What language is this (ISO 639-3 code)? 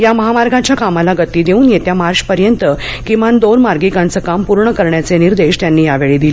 mar